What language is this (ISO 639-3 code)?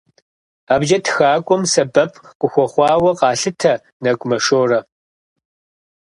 kbd